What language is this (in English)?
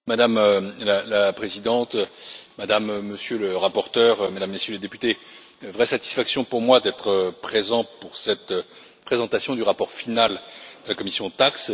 French